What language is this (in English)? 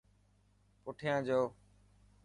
Dhatki